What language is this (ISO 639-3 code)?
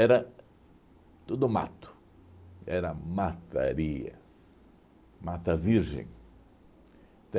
por